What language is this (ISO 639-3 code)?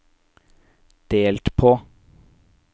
nor